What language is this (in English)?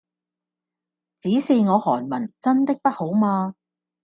Cantonese